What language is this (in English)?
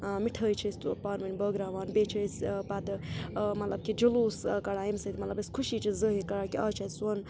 Kashmiri